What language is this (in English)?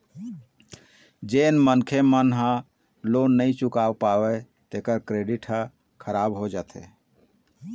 Chhattisgarhi